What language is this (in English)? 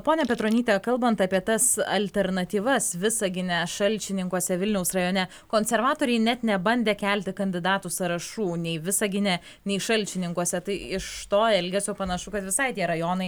Lithuanian